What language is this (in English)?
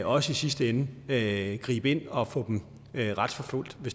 Danish